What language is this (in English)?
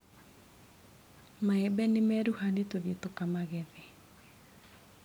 Kikuyu